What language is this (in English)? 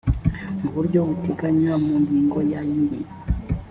Kinyarwanda